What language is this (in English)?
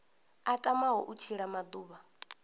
Venda